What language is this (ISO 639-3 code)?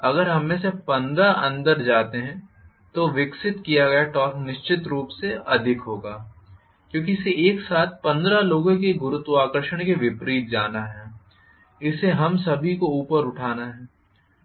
hin